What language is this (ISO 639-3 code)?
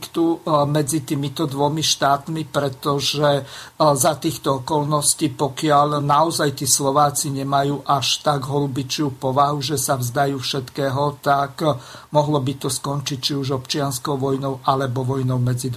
slk